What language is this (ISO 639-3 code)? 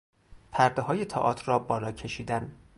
fas